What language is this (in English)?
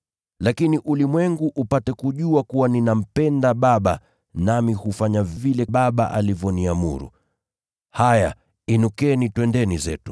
Swahili